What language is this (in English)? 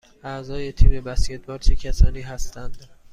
Persian